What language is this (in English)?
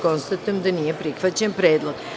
Serbian